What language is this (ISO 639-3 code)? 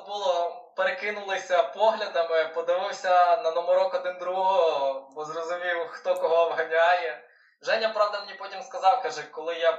ukr